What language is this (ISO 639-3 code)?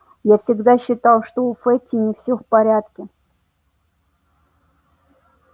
rus